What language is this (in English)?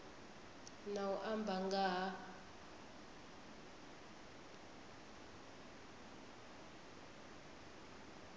Venda